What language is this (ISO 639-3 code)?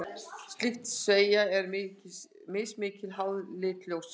isl